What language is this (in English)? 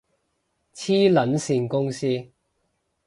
Cantonese